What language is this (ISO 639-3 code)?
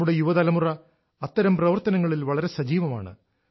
mal